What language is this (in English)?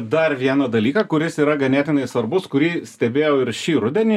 Lithuanian